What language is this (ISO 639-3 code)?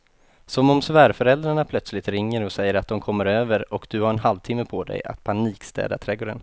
swe